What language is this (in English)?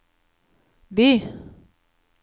Norwegian